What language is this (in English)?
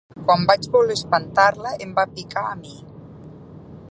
Catalan